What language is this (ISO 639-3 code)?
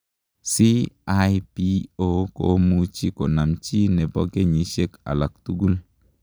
kln